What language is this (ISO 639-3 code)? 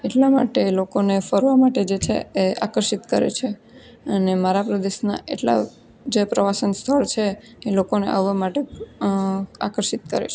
guj